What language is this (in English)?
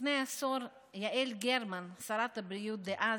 Hebrew